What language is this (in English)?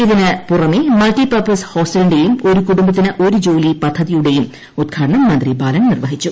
Malayalam